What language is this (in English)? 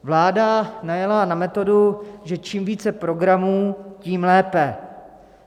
Czech